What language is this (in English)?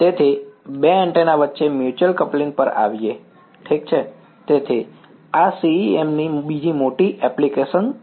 Gujarati